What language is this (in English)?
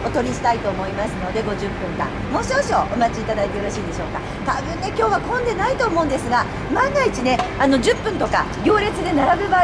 Japanese